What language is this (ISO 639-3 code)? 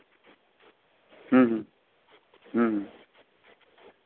sat